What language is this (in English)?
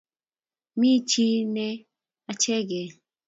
Kalenjin